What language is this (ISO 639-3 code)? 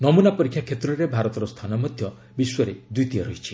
ori